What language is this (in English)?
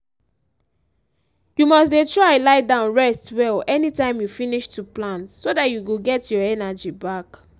Nigerian Pidgin